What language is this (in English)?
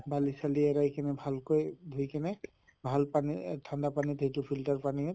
Assamese